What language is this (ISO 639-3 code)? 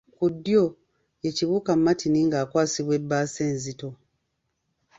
lug